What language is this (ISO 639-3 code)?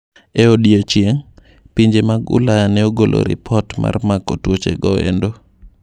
luo